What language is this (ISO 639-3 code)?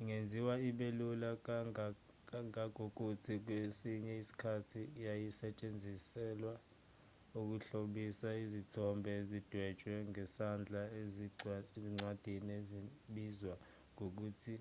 zul